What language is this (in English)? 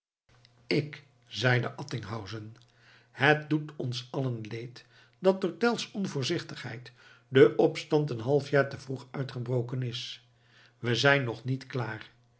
Dutch